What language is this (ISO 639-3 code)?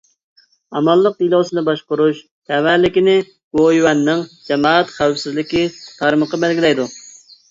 uig